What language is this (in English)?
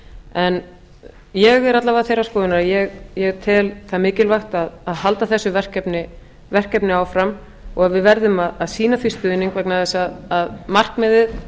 Icelandic